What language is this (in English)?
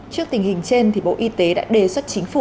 Vietnamese